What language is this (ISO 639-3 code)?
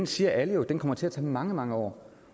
dan